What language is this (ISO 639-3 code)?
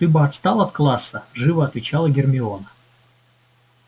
rus